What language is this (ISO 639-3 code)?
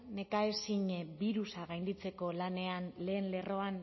eus